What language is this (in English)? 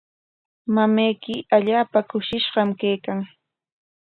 Corongo Ancash Quechua